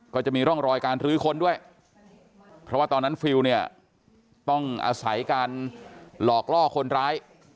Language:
Thai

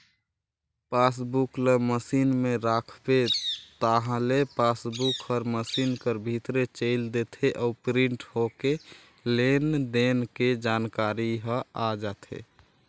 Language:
Chhattisgarhi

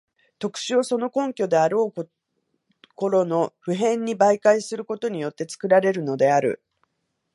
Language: Japanese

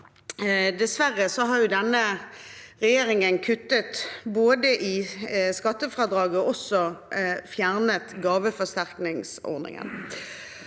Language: Norwegian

